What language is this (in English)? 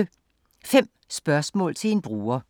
Danish